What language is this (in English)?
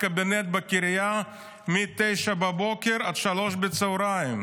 Hebrew